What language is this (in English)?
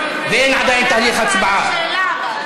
Hebrew